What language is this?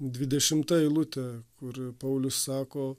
Lithuanian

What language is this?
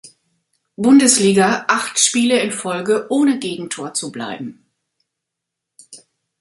German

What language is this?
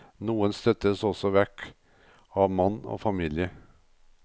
Norwegian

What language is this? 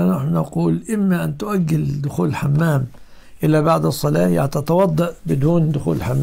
Arabic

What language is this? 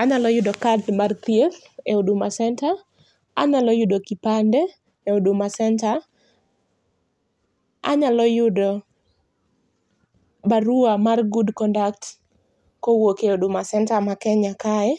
Luo (Kenya and Tanzania)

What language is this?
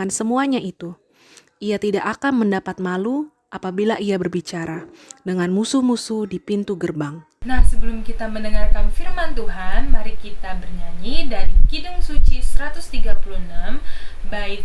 Indonesian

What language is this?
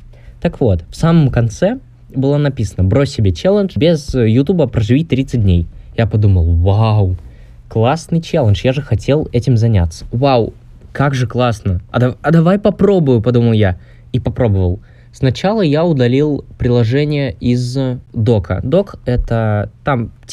Russian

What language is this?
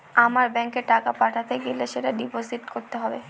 Bangla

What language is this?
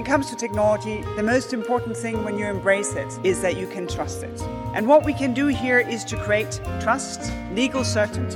Czech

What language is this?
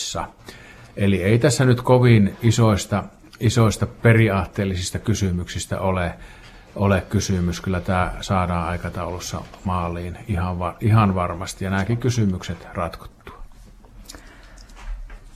Finnish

